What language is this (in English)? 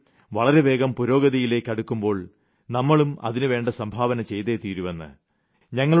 Malayalam